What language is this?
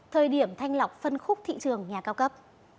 Vietnamese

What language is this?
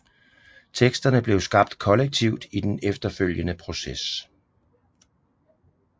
Danish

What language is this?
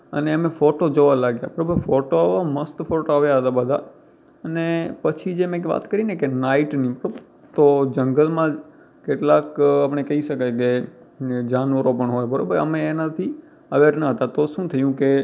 Gujarati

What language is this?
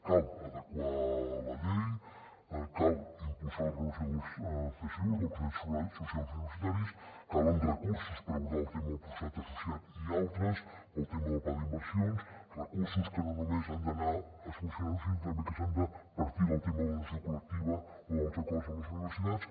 Catalan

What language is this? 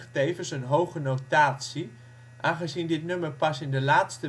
Dutch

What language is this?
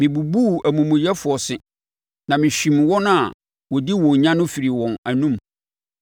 Akan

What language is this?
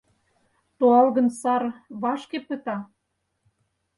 Mari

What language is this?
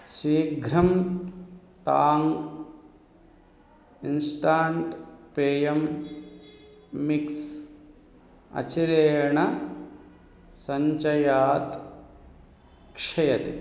Sanskrit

